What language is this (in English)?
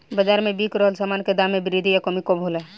Bhojpuri